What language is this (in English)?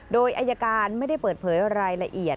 Thai